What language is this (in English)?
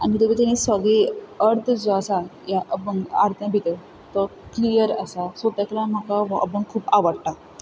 Konkani